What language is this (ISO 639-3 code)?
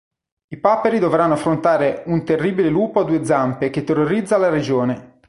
ita